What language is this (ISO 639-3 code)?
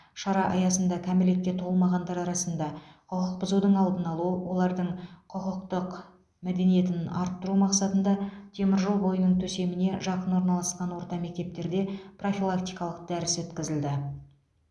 kaz